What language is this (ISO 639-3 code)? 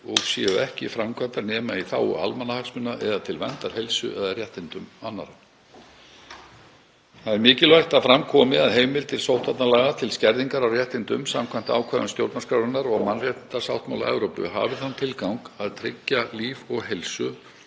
isl